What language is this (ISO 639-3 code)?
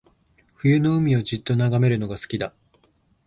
jpn